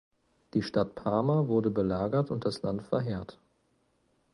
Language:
German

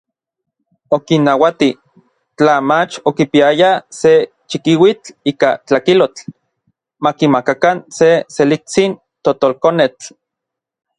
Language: Orizaba Nahuatl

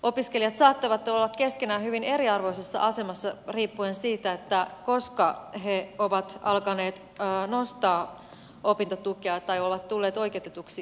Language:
Finnish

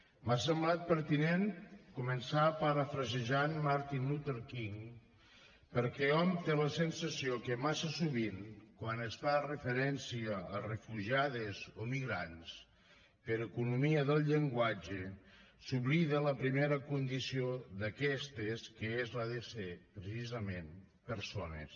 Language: Catalan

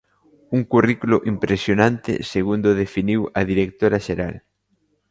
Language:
Galician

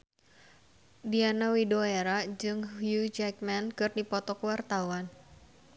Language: Sundanese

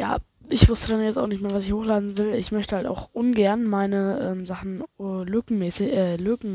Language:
German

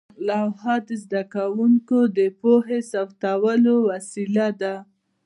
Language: Pashto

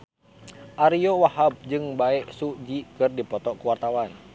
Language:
Sundanese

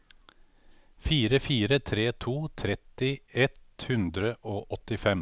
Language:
Norwegian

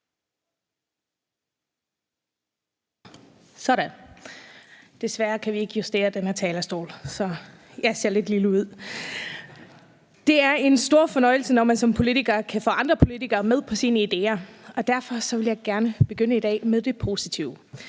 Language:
Danish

